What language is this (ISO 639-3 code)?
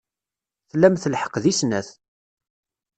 kab